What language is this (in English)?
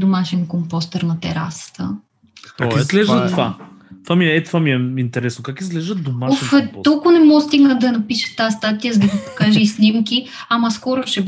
Bulgarian